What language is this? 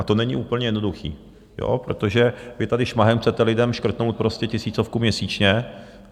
Czech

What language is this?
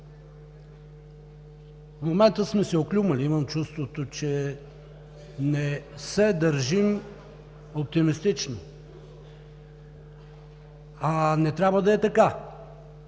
Bulgarian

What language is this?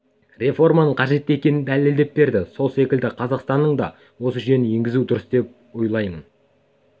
Kazakh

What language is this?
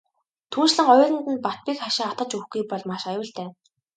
Mongolian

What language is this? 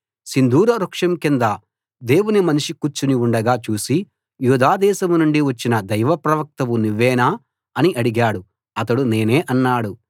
Telugu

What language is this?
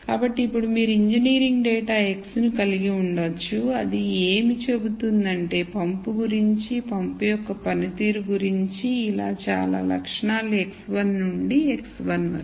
Telugu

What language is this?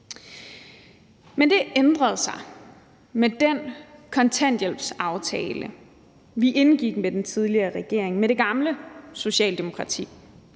Danish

